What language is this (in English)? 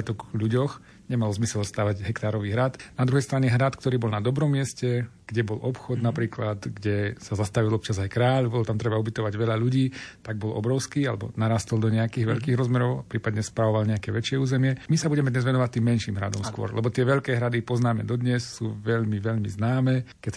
Slovak